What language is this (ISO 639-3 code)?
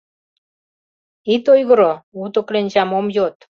chm